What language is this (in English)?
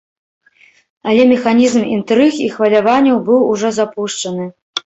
Belarusian